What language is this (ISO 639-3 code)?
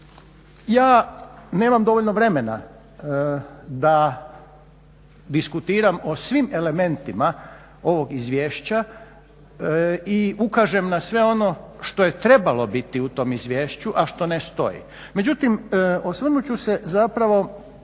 hrv